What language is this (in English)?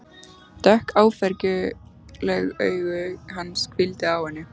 Icelandic